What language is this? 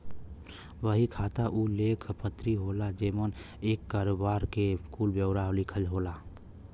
Bhojpuri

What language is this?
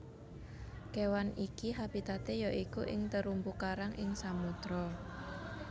Javanese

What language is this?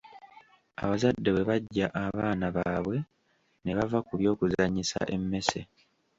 Ganda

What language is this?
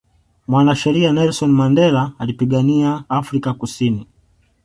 Swahili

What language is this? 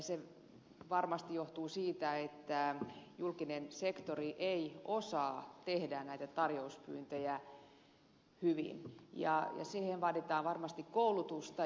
Finnish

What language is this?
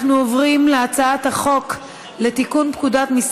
Hebrew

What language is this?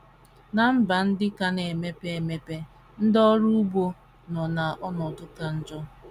Igbo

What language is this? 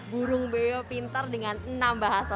Indonesian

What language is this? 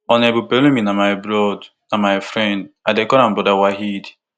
Nigerian Pidgin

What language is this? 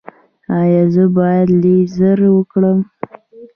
Pashto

